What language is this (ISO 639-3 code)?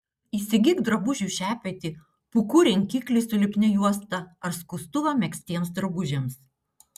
lit